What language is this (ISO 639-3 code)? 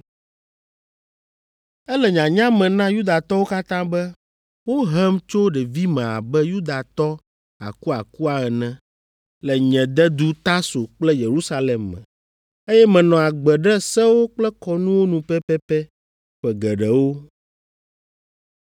ewe